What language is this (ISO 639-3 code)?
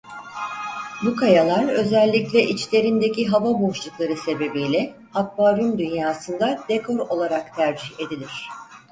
tur